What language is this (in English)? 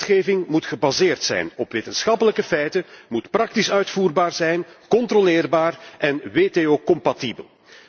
Dutch